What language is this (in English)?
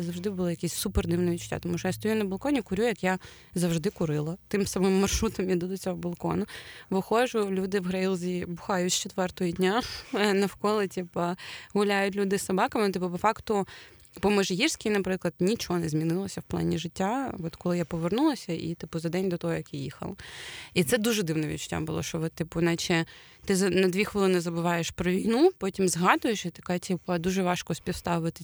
Ukrainian